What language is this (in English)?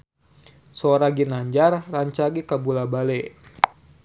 Sundanese